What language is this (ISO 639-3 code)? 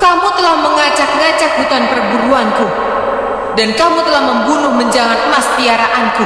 ind